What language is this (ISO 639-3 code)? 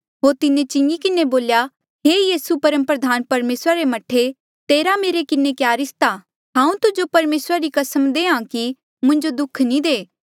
mjl